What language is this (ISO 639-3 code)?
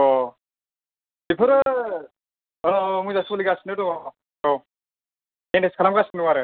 brx